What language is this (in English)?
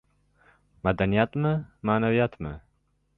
Uzbek